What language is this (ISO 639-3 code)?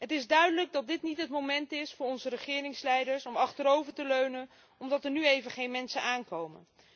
nld